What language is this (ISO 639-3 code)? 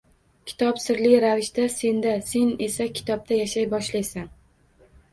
uzb